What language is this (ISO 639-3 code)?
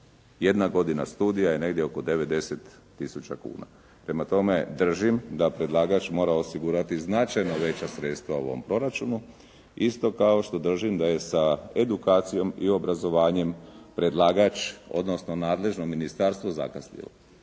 hrv